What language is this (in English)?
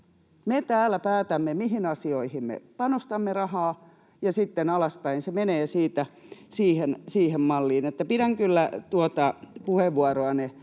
Finnish